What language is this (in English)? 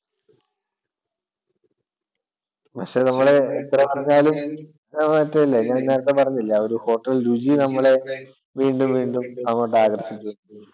Malayalam